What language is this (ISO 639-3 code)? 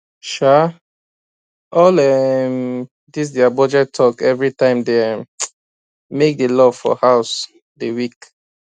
pcm